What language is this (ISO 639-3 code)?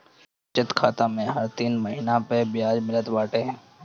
bho